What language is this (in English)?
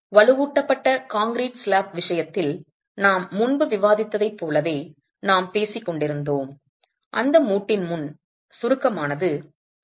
Tamil